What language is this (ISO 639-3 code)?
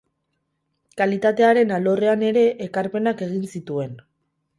eus